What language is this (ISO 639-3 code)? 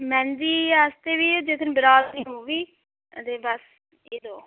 doi